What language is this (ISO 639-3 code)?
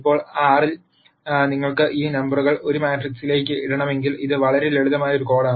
mal